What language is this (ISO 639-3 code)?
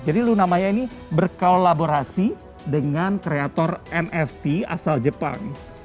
ind